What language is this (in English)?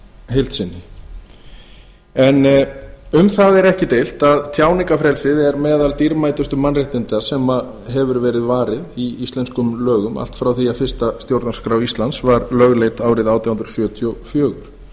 Icelandic